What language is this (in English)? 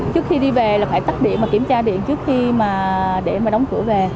Vietnamese